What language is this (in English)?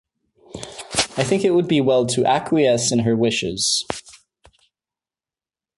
English